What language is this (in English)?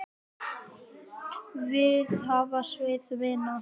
Icelandic